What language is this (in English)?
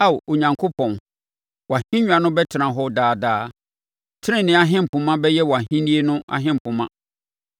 Akan